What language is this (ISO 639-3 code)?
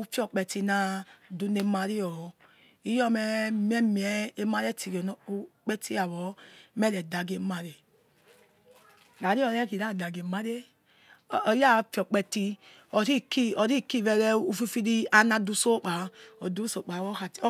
ets